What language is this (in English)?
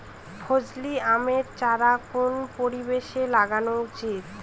Bangla